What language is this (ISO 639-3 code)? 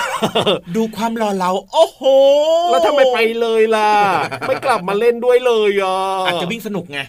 tha